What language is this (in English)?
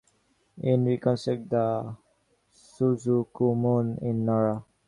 English